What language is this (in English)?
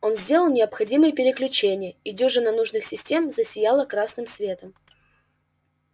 Russian